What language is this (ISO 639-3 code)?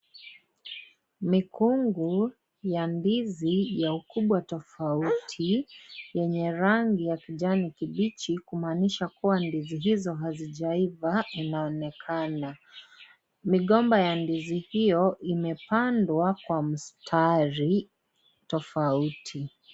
swa